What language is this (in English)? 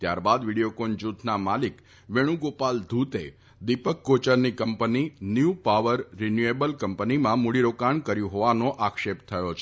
Gujarati